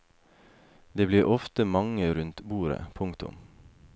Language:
Norwegian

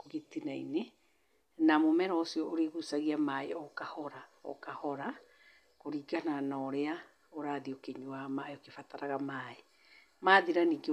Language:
Kikuyu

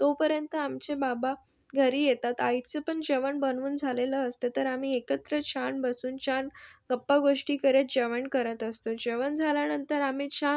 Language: Marathi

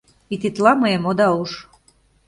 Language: Mari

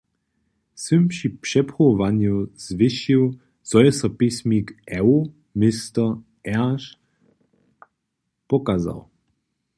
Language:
Upper Sorbian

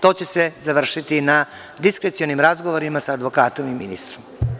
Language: Serbian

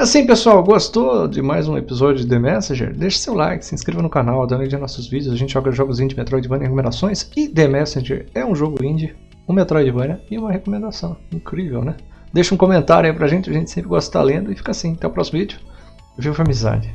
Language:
Portuguese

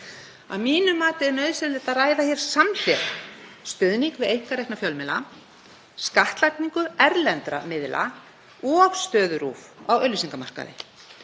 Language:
Icelandic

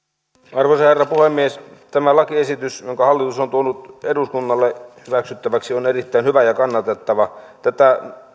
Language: Finnish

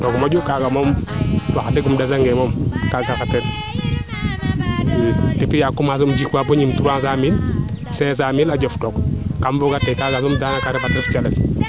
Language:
Serer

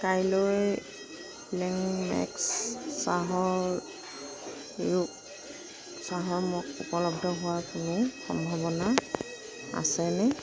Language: Assamese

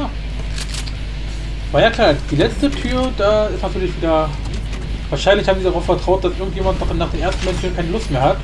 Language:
German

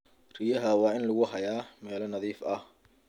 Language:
Somali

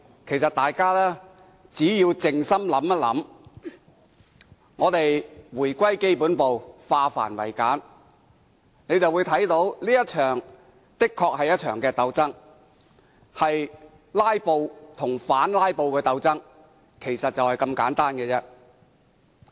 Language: Cantonese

